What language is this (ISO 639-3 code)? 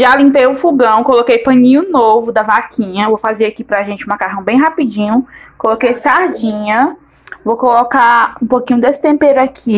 por